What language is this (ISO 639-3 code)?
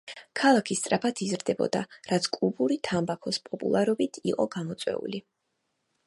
kat